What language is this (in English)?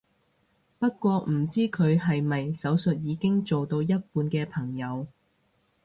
Cantonese